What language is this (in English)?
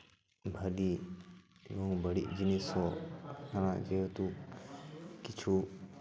Santali